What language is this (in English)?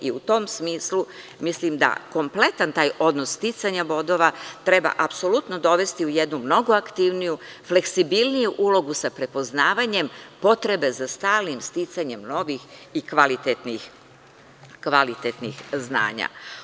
Serbian